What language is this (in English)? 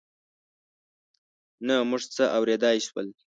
Pashto